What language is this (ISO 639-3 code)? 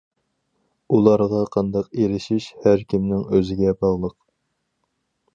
uig